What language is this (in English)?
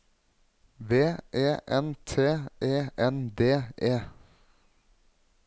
Norwegian